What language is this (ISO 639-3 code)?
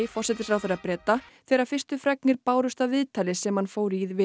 isl